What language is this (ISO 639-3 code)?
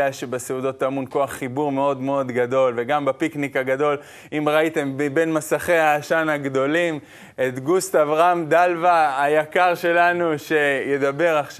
heb